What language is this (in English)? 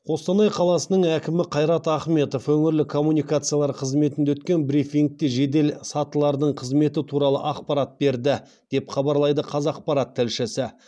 Kazakh